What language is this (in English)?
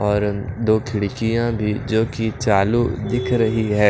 Hindi